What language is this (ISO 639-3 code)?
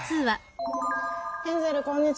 jpn